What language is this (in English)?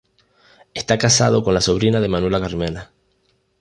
Spanish